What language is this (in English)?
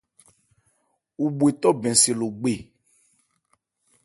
Ebrié